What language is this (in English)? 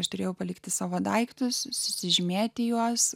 Lithuanian